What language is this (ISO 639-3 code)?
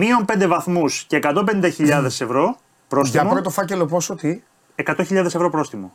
ell